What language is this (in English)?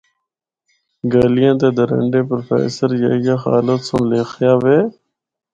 Northern Hindko